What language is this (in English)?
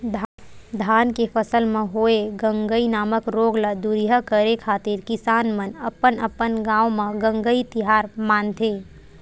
Chhattisgarhi